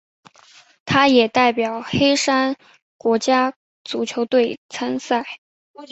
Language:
Chinese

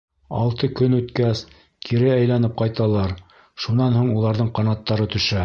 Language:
Bashkir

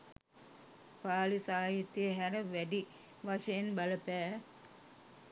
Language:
Sinhala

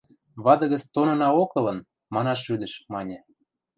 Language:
Western Mari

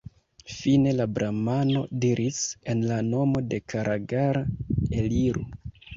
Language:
Esperanto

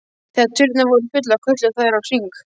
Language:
Icelandic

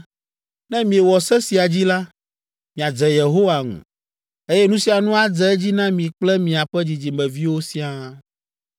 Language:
Ewe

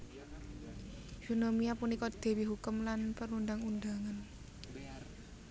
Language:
Javanese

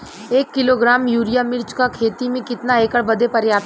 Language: Bhojpuri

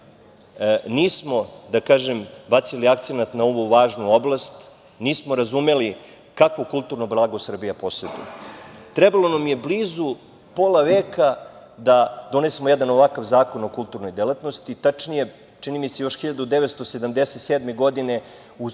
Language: Serbian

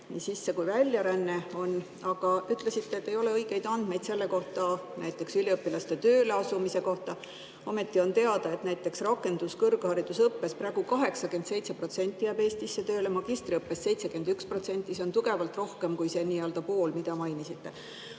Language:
Estonian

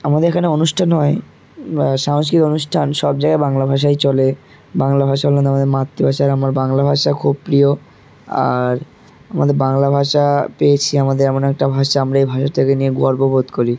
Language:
Bangla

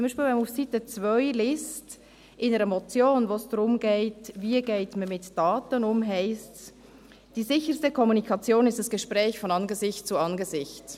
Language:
Swiss German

